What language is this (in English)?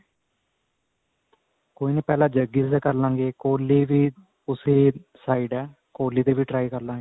Punjabi